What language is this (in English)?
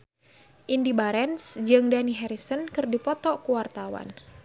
Sundanese